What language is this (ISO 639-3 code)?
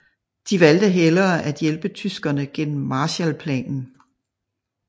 dan